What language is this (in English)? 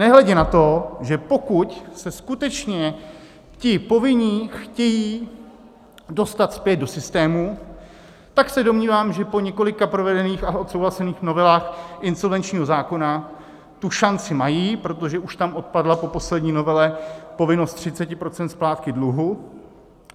Czech